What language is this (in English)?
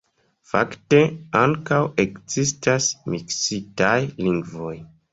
Esperanto